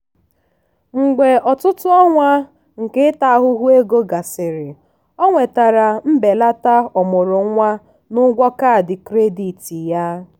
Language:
Igbo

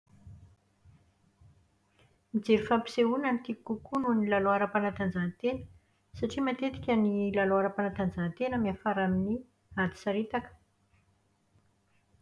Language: Malagasy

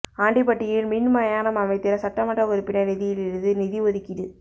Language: Tamil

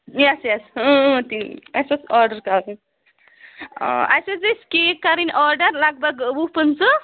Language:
Kashmiri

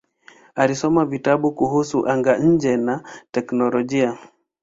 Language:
Swahili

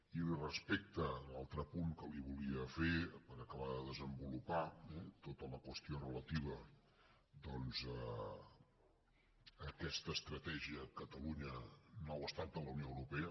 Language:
Catalan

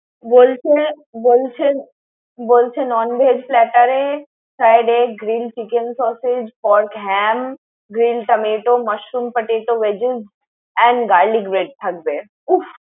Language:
Bangla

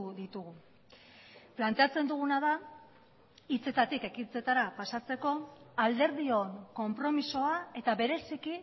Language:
Basque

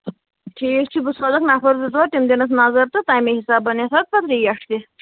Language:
Kashmiri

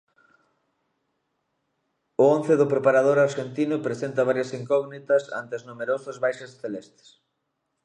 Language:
Galician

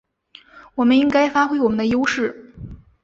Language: Chinese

